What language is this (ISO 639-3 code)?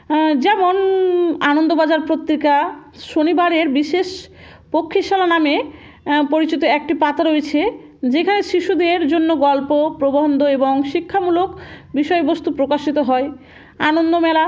ben